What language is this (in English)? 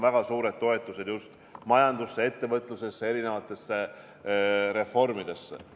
Estonian